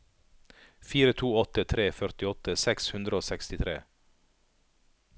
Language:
Norwegian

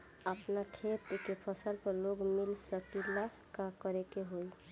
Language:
Bhojpuri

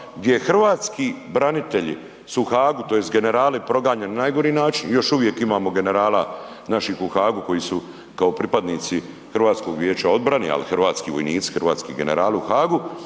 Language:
Croatian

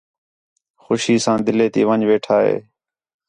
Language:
Khetrani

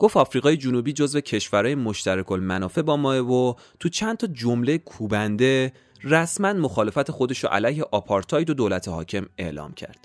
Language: Persian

